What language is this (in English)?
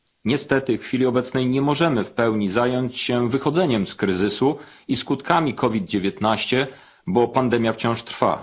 Polish